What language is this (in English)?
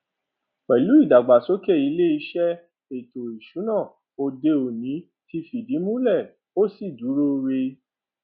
Yoruba